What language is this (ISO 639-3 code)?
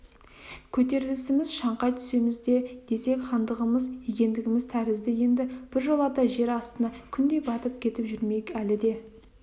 kaz